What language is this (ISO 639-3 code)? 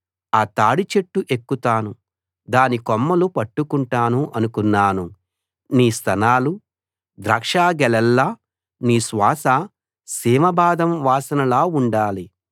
tel